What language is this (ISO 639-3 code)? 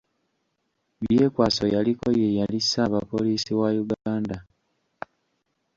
lug